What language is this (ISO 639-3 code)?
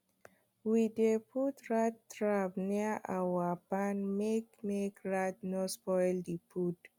pcm